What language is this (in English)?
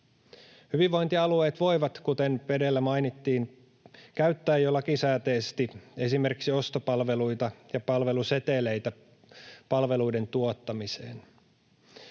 Finnish